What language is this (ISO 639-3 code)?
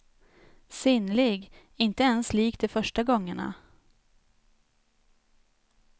swe